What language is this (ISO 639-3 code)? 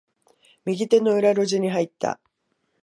jpn